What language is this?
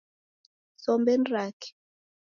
Taita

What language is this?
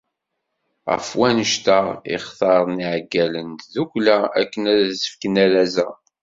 Kabyle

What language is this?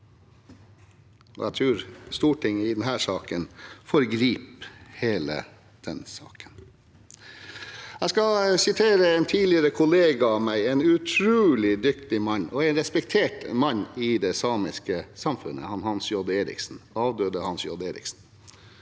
Norwegian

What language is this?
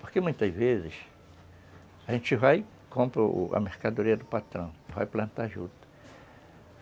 Portuguese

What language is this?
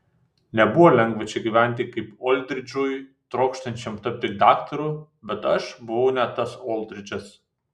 Lithuanian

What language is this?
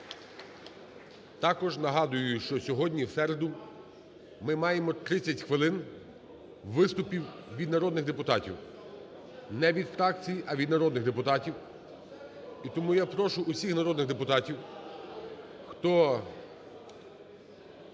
Ukrainian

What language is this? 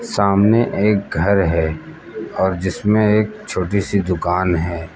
Hindi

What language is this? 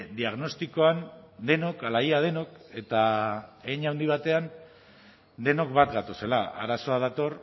Basque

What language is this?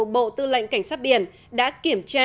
Vietnamese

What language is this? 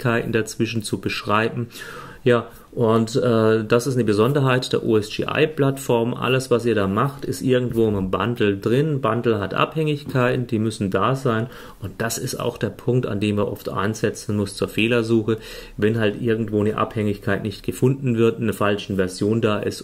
German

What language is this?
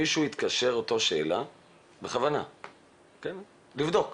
Hebrew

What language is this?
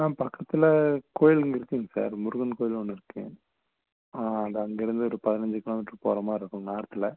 Tamil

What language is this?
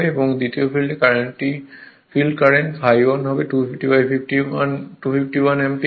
Bangla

